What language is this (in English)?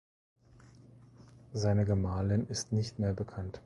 German